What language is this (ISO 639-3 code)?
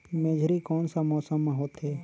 hne